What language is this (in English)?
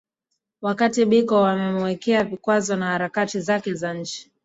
Swahili